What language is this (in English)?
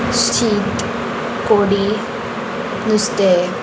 Konkani